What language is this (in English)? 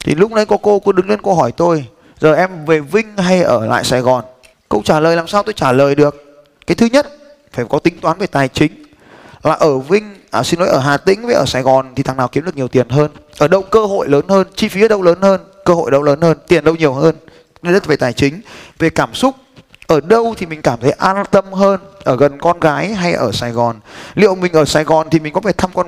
Vietnamese